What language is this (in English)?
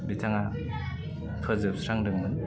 Bodo